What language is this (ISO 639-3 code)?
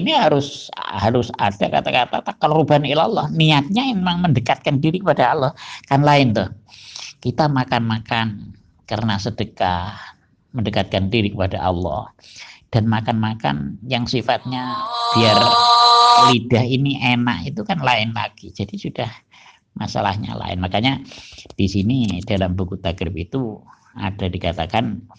ind